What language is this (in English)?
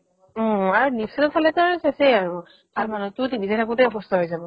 Assamese